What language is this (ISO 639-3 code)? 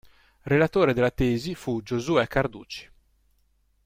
ita